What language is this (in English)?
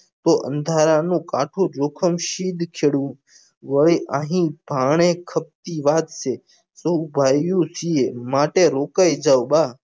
Gujarati